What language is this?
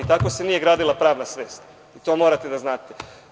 Serbian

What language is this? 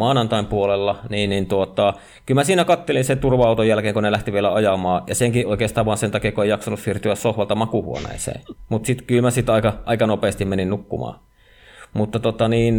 Finnish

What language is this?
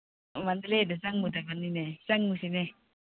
Manipuri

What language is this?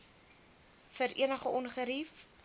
Afrikaans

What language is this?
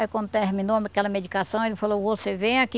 Portuguese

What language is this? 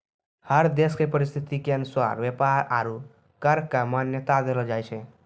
Maithili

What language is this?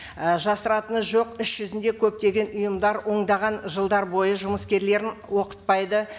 Kazakh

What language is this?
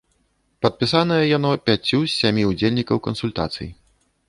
Belarusian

